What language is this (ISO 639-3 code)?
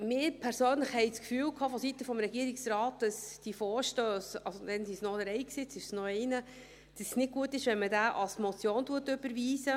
gsw